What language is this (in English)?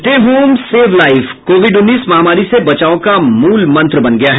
Hindi